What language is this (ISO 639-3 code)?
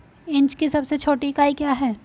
hin